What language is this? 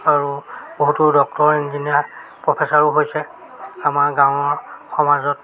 Assamese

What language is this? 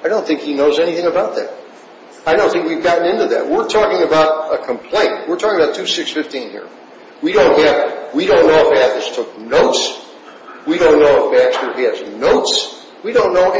English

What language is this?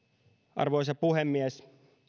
Finnish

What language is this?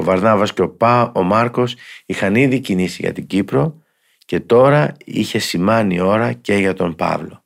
Greek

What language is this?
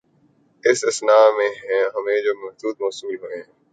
Urdu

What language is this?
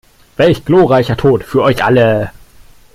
German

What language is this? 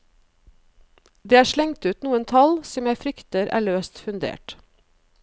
Norwegian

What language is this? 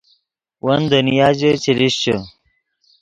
Yidgha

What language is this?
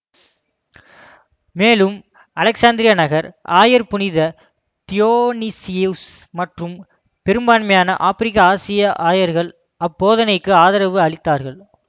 Tamil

